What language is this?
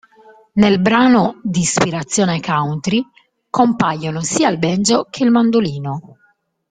Italian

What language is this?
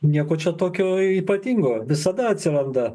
Lithuanian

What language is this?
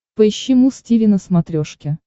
Russian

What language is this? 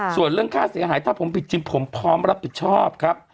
Thai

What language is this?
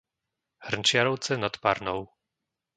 Slovak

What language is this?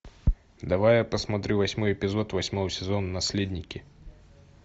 Russian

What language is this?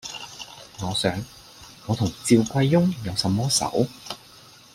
Cantonese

